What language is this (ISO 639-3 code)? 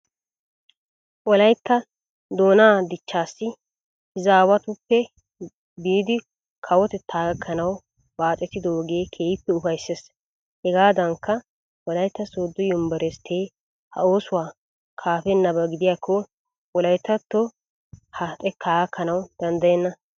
wal